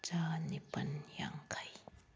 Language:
Manipuri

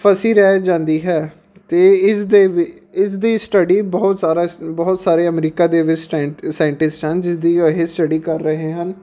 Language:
Punjabi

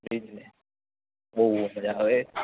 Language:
Gujarati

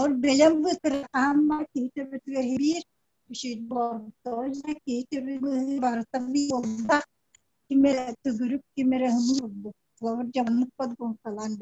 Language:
Turkish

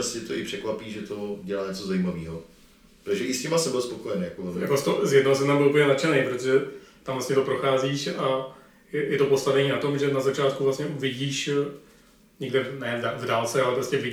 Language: Czech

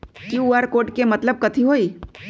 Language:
Magahi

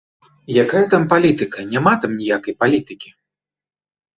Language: Belarusian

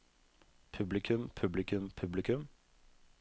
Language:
Norwegian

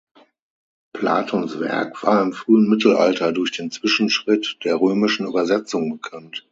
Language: German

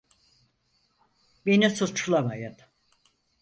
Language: Turkish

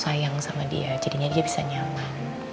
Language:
Indonesian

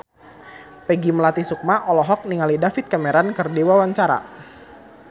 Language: Sundanese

